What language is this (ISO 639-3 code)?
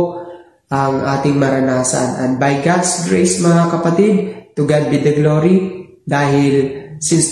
fil